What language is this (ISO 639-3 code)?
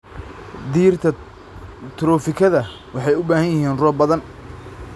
som